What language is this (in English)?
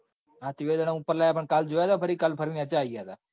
Gujarati